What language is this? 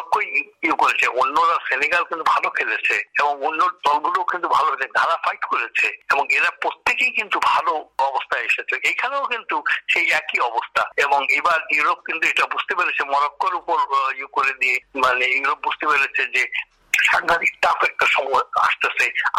Bangla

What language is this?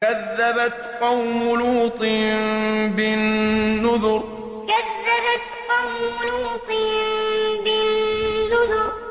Arabic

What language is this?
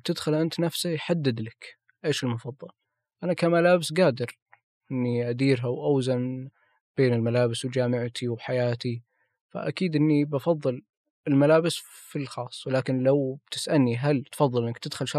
Arabic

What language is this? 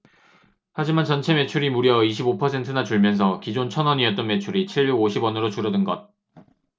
Korean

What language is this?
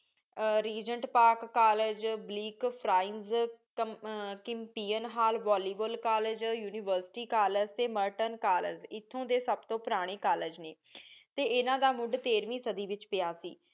Punjabi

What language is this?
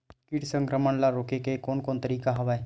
Chhattisgarhi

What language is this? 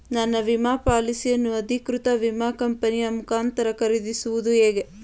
Kannada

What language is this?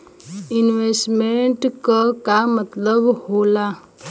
Bhojpuri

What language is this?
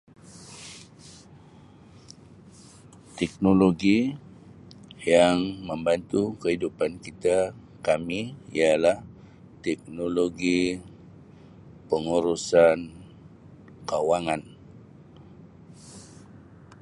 Sabah Malay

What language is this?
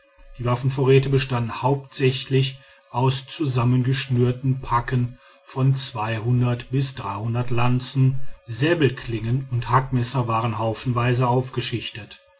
German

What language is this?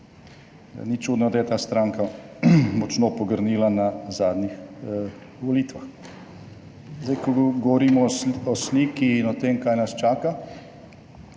Slovenian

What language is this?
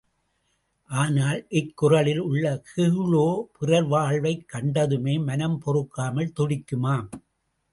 Tamil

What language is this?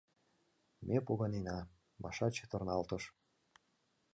Mari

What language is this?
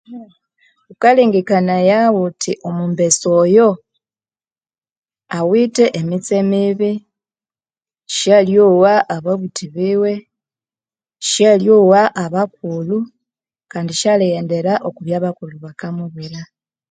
Konzo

